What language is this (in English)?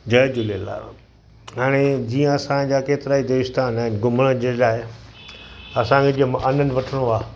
Sindhi